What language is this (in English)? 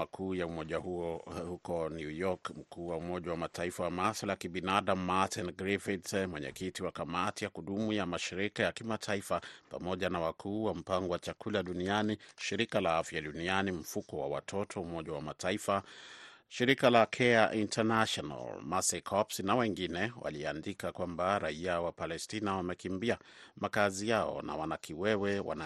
Swahili